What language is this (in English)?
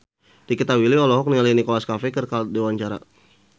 Sundanese